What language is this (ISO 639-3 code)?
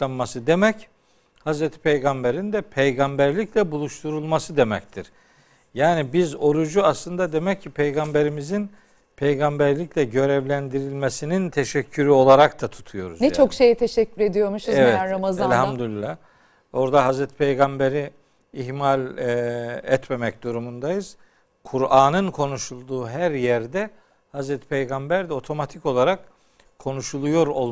tur